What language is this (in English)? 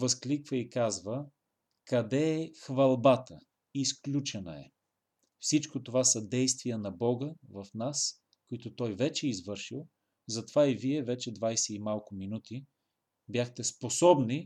Bulgarian